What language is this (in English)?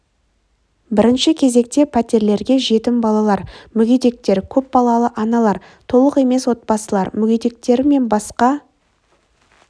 Kazakh